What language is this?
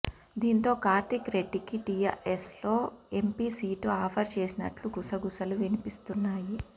Telugu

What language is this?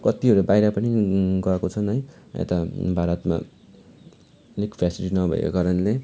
Nepali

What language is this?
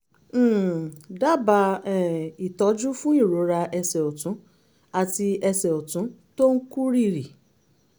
Yoruba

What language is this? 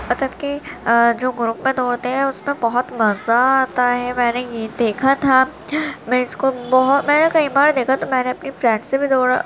Urdu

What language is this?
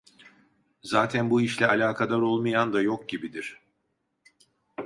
Turkish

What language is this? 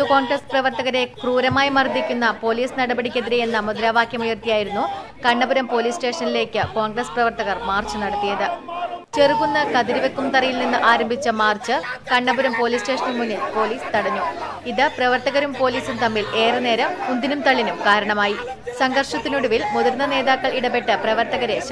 Malayalam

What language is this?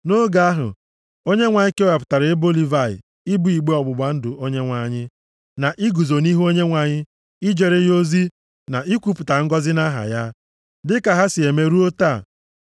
Igbo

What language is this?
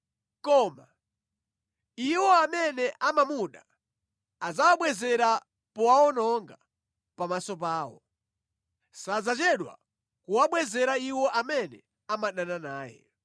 Nyanja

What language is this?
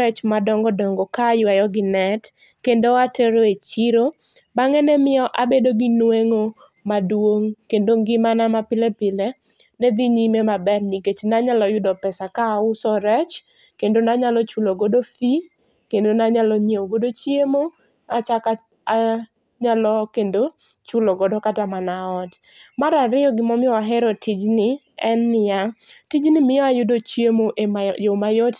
Luo (Kenya and Tanzania)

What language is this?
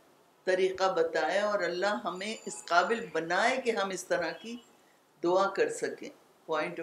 Urdu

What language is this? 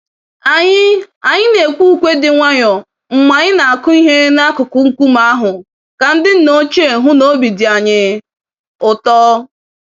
Igbo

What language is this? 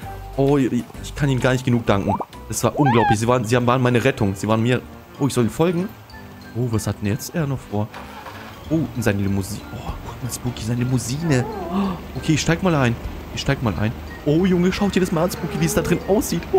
German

